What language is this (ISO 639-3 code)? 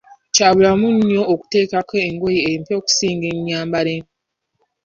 lug